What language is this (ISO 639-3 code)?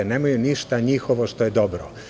srp